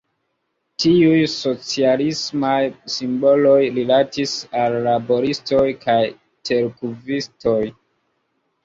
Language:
Esperanto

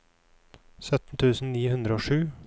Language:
Norwegian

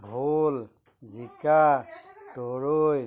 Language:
Assamese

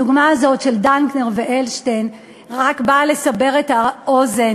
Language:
Hebrew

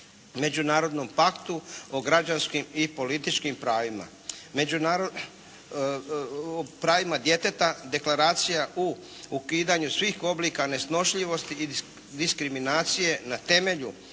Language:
Croatian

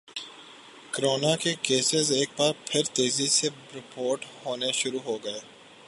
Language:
Urdu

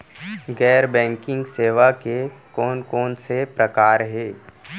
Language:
Chhattisgarhi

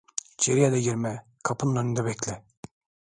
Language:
Turkish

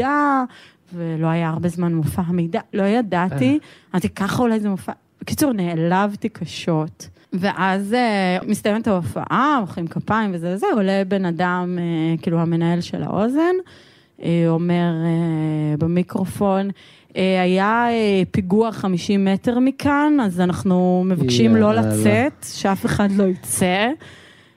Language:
Hebrew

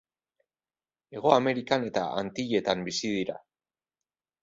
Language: Basque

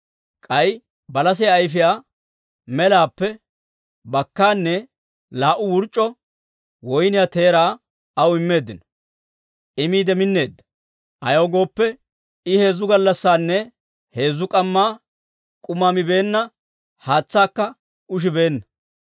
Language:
Dawro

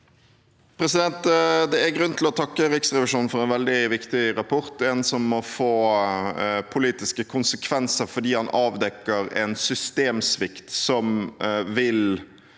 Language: Norwegian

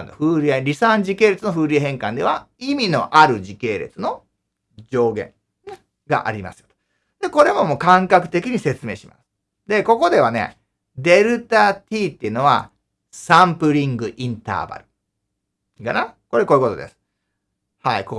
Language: Japanese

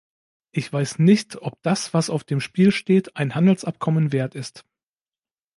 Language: German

